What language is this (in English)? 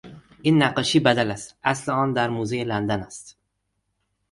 Persian